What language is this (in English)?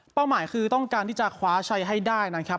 Thai